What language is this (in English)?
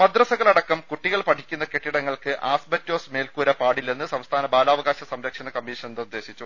Malayalam